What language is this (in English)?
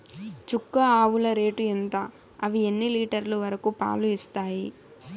Telugu